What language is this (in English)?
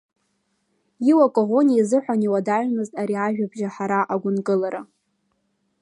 Abkhazian